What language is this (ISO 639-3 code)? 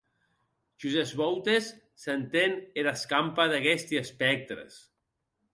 oci